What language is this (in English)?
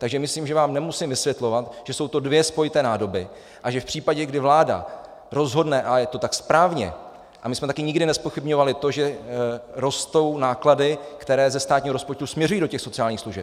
Czech